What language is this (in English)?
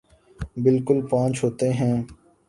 Urdu